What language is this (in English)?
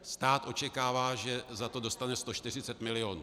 Czech